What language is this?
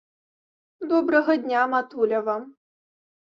Belarusian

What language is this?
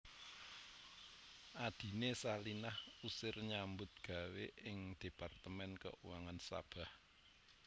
Javanese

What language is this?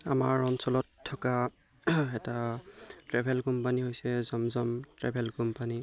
Assamese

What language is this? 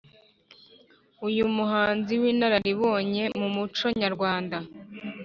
Kinyarwanda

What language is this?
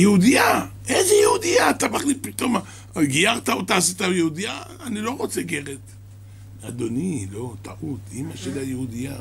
Hebrew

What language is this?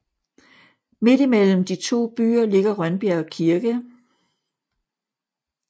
Danish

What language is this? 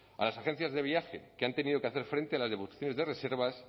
Spanish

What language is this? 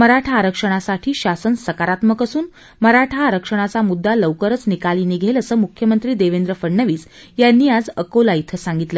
Marathi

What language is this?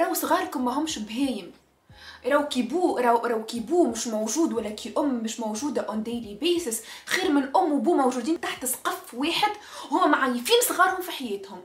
Arabic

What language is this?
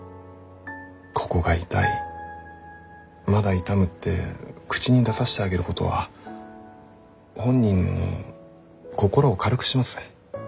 Japanese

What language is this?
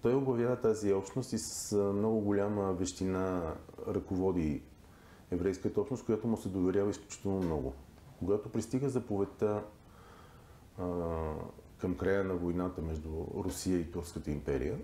Bulgarian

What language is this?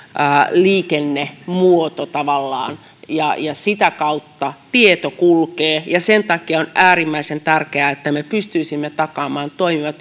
Finnish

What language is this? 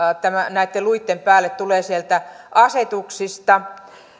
Finnish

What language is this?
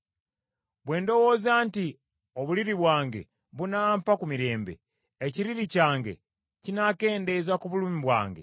Ganda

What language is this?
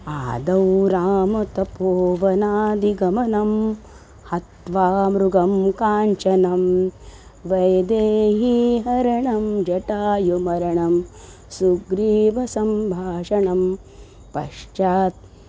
Sanskrit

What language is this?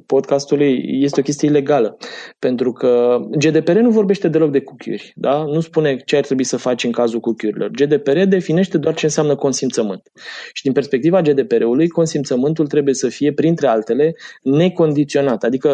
Romanian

